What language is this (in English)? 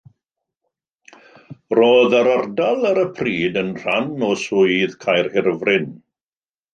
Welsh